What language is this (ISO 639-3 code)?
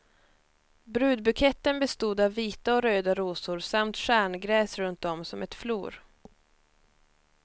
swe